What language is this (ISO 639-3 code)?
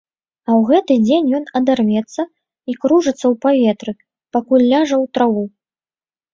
bel